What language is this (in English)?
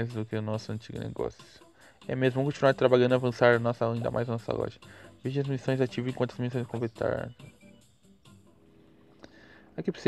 Portuguese